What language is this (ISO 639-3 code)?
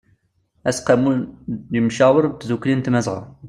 kab